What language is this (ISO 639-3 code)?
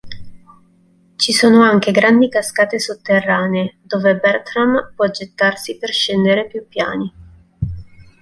ita